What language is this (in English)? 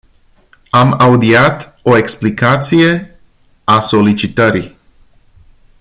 Romanian